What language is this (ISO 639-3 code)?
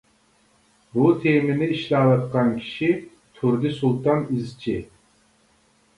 uig